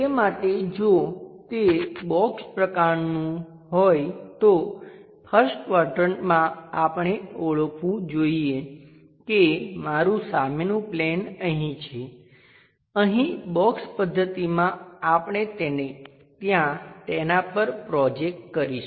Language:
Gujarati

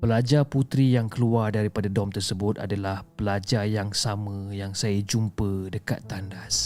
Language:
Malay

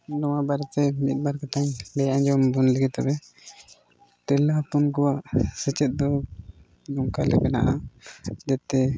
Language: Santali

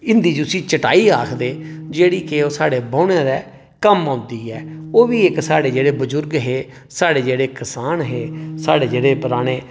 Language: Dogri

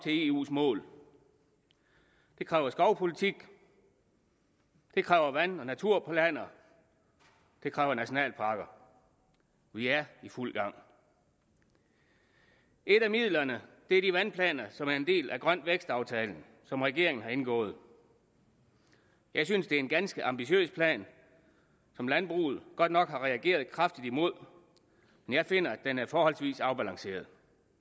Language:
Danish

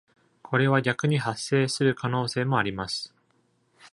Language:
Japanese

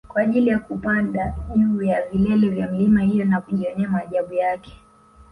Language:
Swahili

